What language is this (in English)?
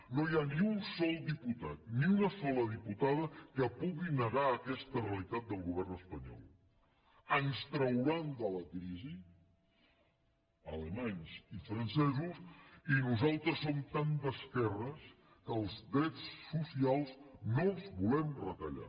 Catalan